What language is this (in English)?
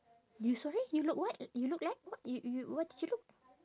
English